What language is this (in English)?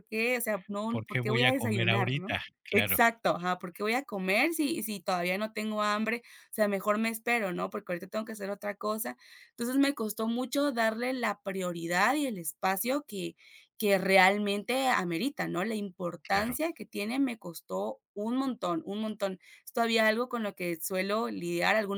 Spanish